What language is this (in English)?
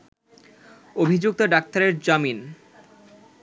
Bangla